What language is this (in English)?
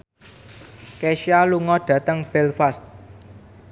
Javanese